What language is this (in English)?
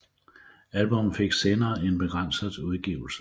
Danish